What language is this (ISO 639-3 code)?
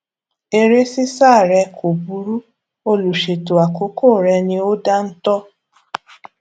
yor